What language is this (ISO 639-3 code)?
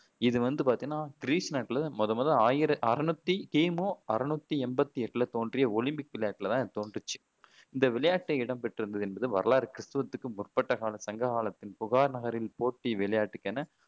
tam